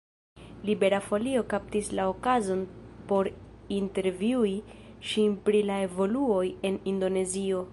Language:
Esperanto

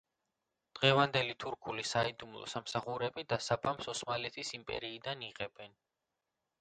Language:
Georgian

